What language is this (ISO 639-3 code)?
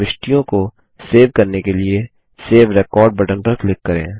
hin